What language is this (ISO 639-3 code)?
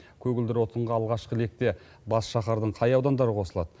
kaz